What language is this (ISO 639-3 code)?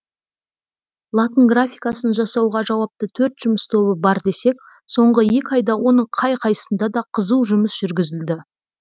kaz